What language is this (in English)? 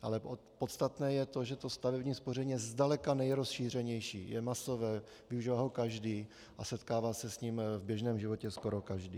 Czech